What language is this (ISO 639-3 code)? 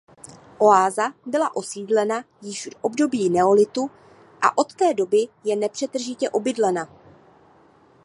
ces